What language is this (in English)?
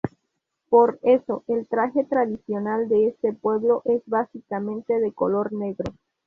Spanish